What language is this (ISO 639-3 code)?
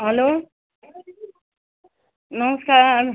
nep